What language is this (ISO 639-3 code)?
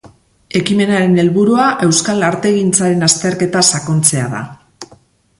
eus